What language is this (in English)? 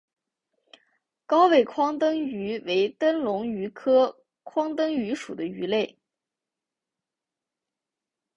Chinese